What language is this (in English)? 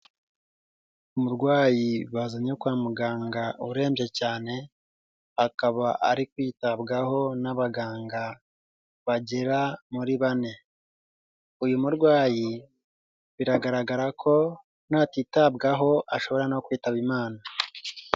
Kinyarwanda